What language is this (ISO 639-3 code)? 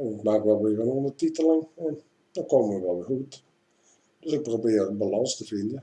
nld